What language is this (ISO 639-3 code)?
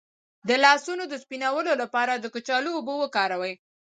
pus